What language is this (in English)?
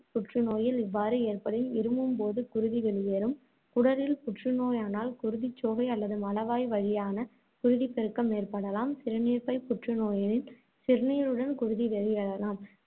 Tamil